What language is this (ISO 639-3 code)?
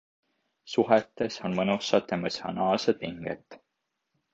est